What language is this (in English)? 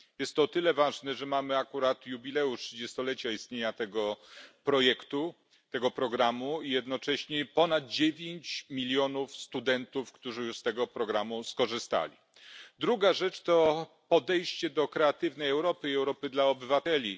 Polish